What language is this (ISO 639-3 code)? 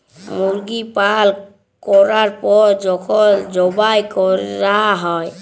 ben